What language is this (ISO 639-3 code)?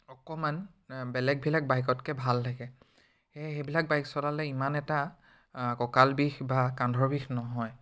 asm